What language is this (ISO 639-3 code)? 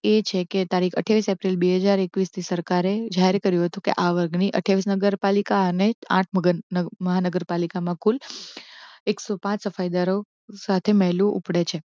guj